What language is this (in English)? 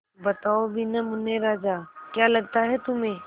Hindi